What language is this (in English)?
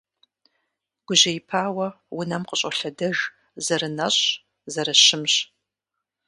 Kabardian